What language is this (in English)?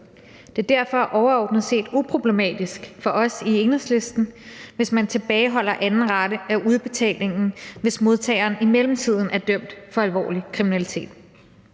Danish